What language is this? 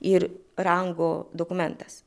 Lithuanian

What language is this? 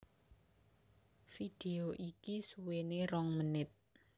Javanese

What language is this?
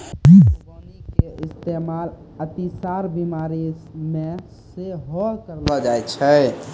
Maithili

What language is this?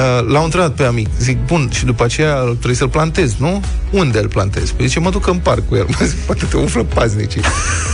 Romanian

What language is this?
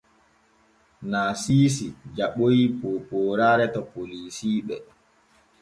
Borgu Fulfulde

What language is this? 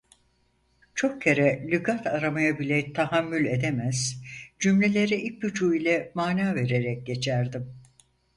Turkish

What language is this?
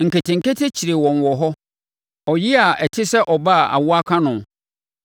Akan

